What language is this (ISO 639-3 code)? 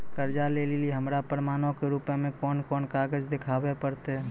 mai